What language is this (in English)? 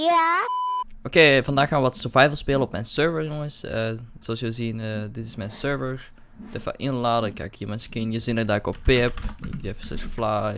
Dutch